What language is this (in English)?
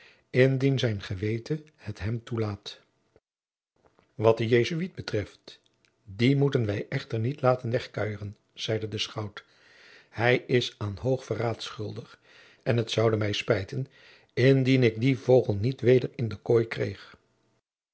Dutch